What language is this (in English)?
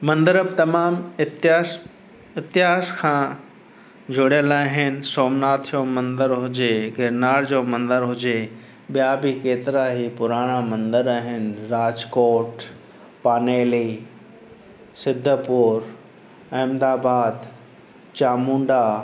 Sindhi